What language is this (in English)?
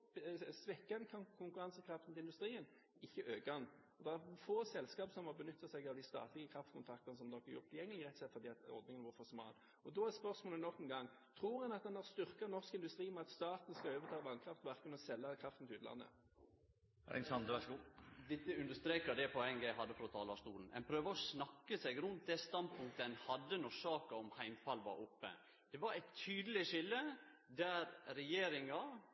Norwegian